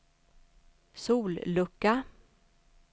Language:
Swedish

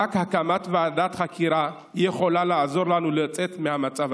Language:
Hebrew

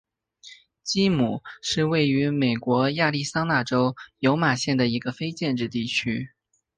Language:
Chinese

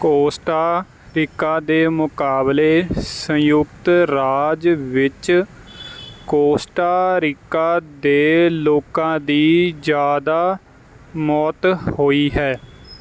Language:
Punjabi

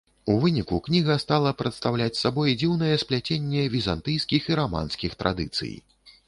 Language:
Belarusian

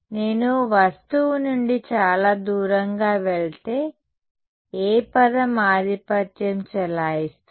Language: Telugu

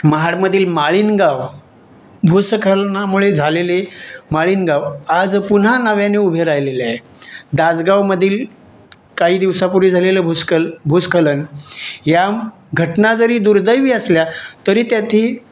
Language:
Marathi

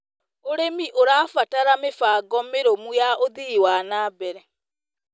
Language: Kikuyu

